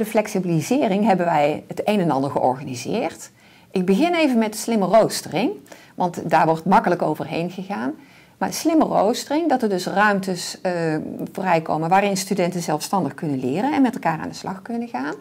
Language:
Dutch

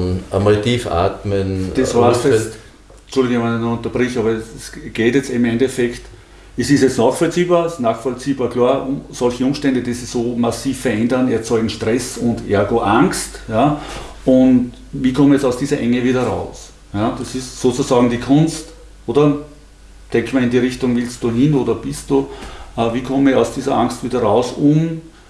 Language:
German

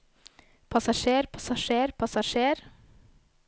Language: Norwegian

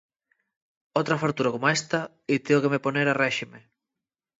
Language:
Asturian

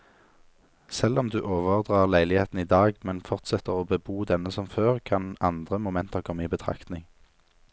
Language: Norwegian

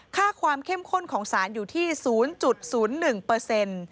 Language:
Thai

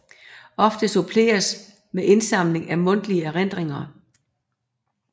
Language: Danish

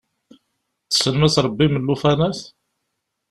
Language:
Kabyle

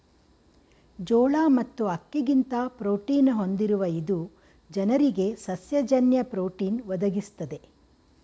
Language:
Kannada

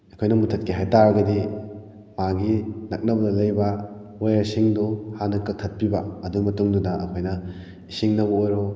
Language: Manipuri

